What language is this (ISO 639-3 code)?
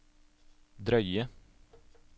nor